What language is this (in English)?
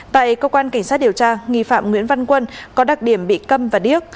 Vietnamese